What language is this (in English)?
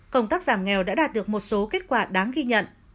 Vietnamese